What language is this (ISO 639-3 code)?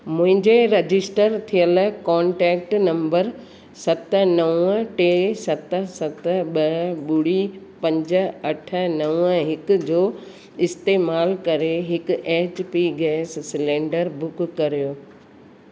snd